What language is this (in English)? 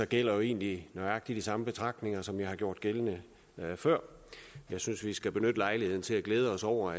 Danish